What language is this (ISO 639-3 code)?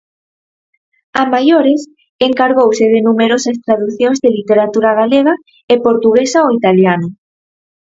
glg